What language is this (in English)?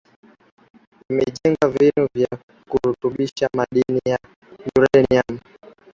Swahili